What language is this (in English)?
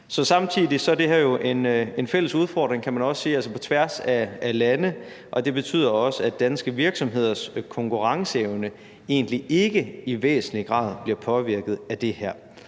Danish